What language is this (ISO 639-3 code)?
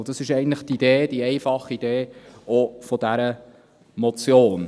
gsw